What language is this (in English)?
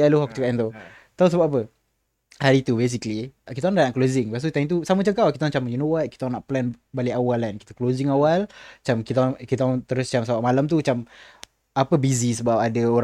Malay